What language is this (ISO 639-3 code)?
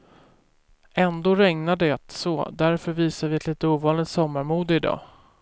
swe